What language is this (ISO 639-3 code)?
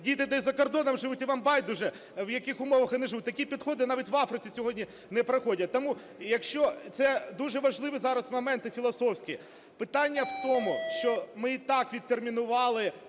ukr